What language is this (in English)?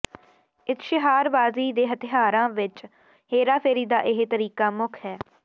Punjabi